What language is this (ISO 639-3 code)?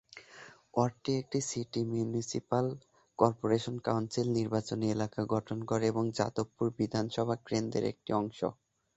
ben